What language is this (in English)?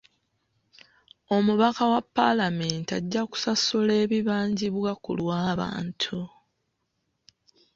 Ganda